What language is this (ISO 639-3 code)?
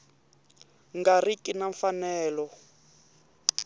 tso